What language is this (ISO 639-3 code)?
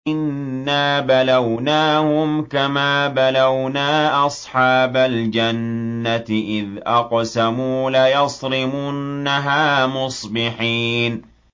ara